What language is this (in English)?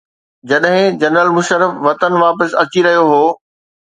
Sindhi